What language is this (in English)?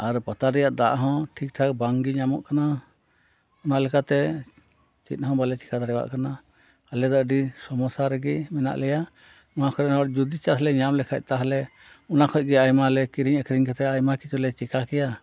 Santali